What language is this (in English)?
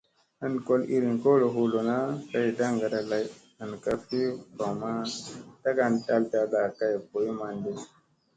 Musey